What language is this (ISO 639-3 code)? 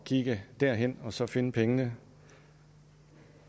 dan